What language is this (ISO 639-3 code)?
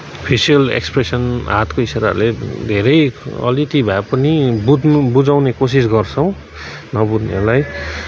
nep